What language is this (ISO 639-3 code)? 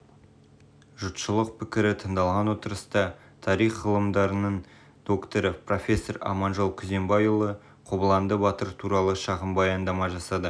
kaz